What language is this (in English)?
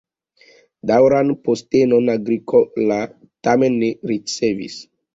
Esperanto